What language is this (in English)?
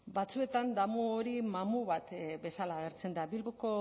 Basque